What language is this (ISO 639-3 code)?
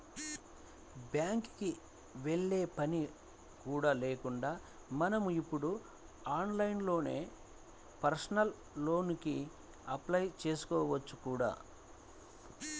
tel